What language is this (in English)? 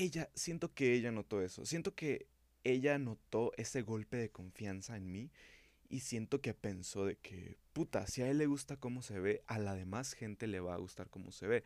Spanish